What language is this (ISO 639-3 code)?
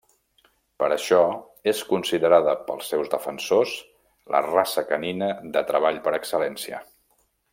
cat